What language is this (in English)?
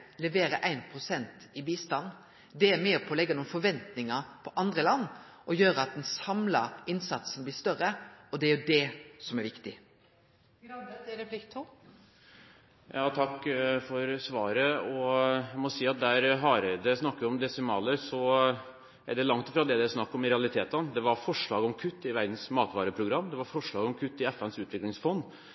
Norwegian